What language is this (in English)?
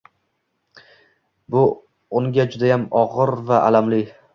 Uzbek